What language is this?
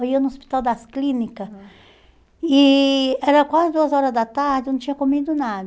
Portuguese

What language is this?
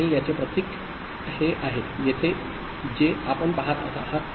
Marathi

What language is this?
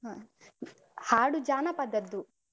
Kannada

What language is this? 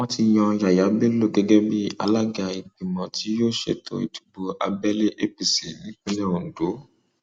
Yoruba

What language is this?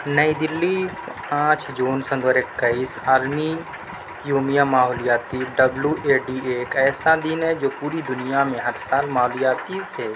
Urdu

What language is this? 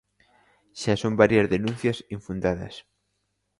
Galician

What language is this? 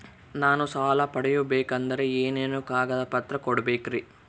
Kannada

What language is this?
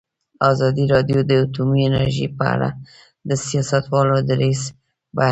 Pashto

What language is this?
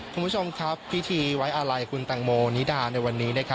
Thai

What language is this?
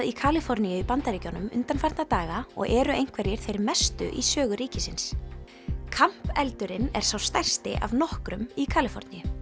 Icelandic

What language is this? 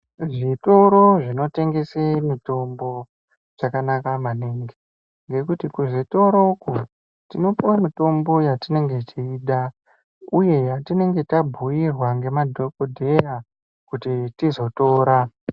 Ndau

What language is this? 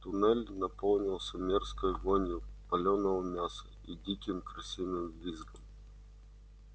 Russian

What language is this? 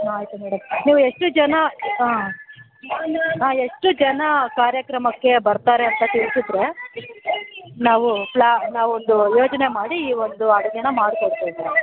Kannada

